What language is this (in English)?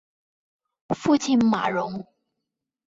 Chinese